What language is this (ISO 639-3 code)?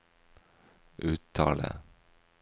nor